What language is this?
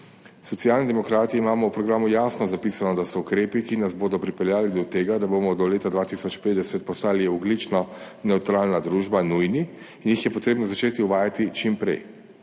Slovenian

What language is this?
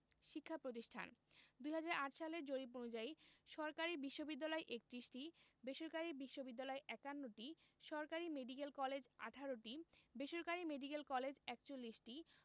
Bangla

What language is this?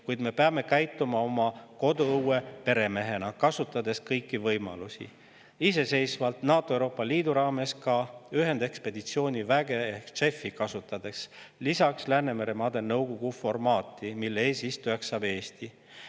Estonian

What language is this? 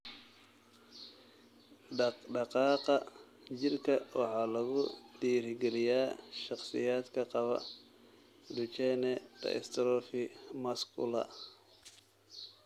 Somali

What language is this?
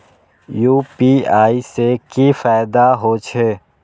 Maithili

